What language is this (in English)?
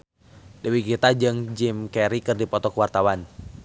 Sundanese